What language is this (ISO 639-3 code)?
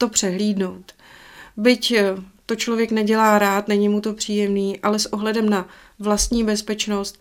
ces